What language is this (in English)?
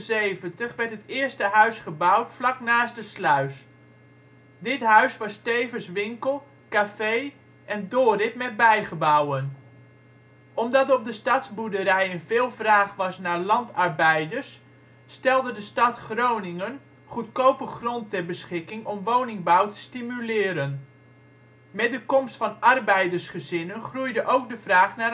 Dutch